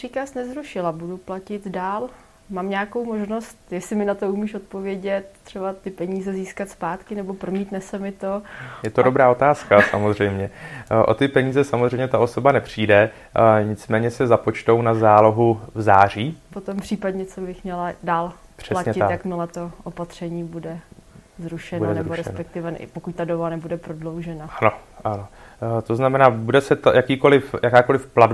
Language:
Czech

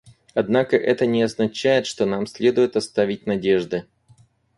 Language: Russian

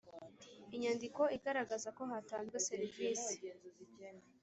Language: Kinyarwanda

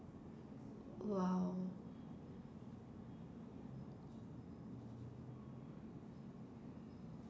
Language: English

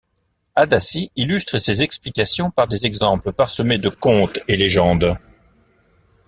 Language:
French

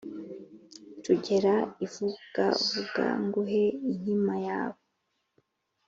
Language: Kinyarwanda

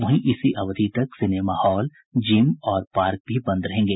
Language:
Hindi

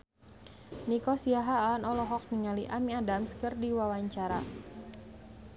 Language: Sundanese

